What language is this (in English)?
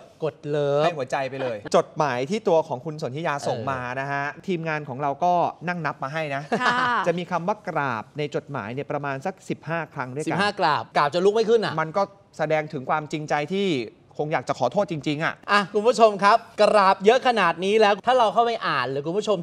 Thai